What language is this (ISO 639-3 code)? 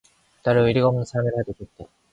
kor